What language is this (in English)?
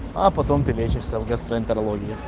Russian